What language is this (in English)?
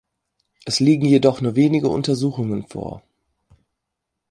German